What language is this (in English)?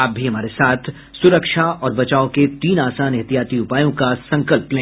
Hindi